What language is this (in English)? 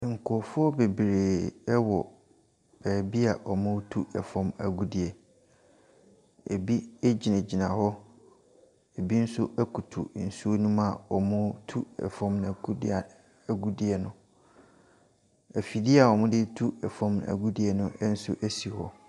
Akan